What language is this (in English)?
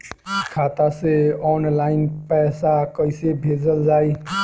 Bhojpuri